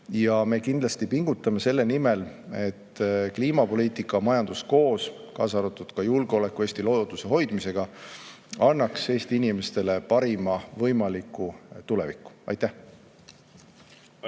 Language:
Estonian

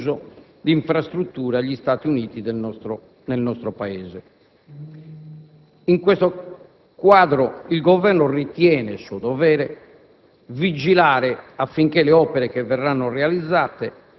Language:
Italian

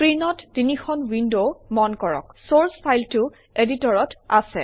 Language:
Assamese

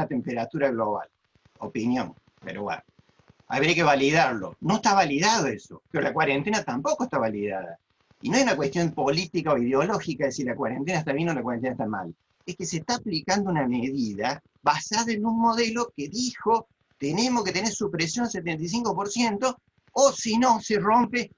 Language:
Spanish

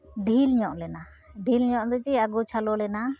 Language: Santali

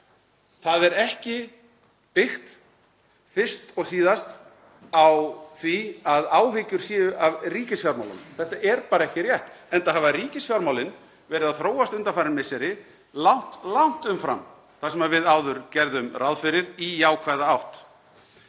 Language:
Icelandic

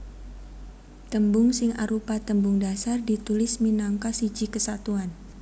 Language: Javanese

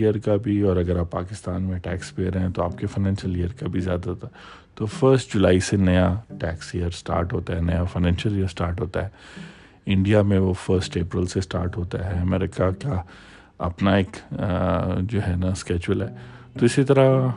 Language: Urdu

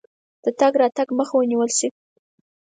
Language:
Pashto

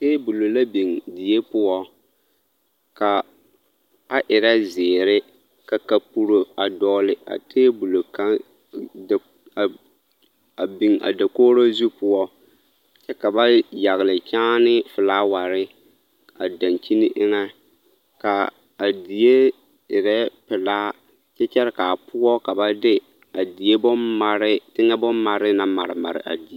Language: Southern Dagaare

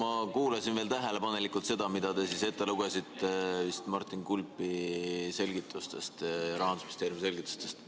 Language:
Estonian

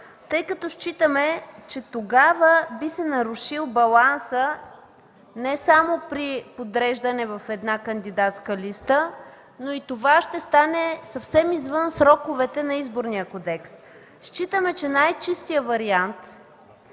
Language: Bulgarian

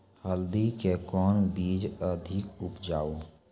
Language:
Maithili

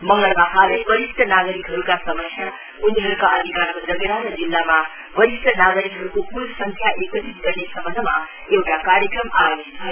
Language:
Nepali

